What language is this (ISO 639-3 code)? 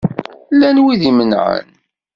kab